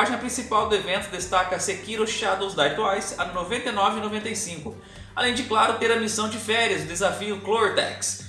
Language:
Portuguese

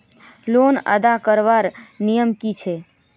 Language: Magahi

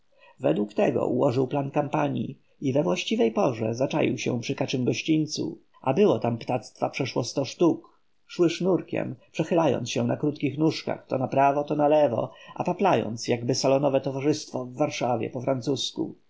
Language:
Polish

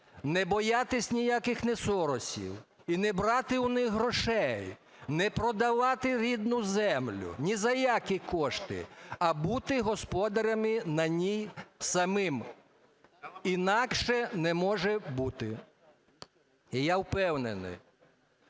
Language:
Ukrainian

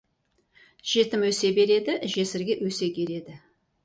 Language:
Kazakh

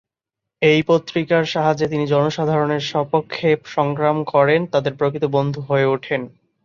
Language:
Bangla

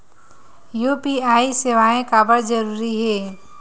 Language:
Chhattisgarhi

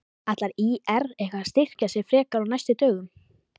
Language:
Icelandic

